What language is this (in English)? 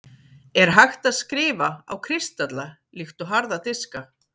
Icelandic